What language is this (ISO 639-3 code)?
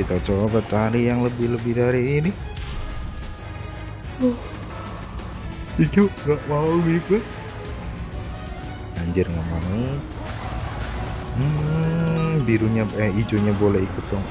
ind